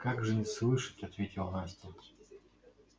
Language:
Russian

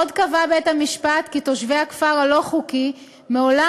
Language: Hebrew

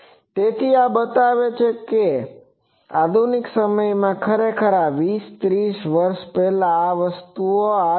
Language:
Gujarati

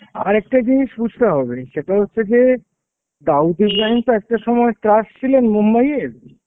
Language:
Bangla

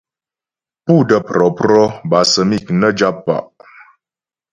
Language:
Ghomala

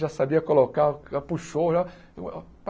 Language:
Portuguese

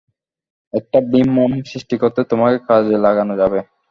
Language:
Bangla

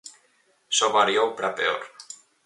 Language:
Galician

